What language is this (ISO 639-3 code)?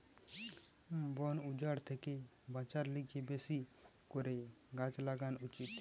ben